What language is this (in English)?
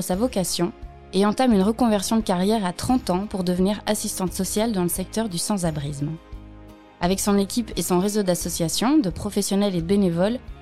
French